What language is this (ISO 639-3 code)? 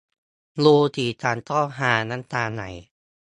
tha